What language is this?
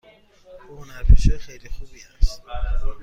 Persian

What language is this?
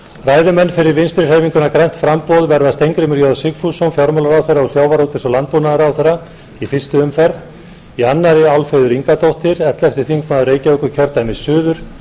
Icelandic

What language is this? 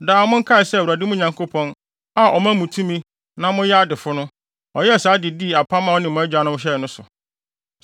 Akan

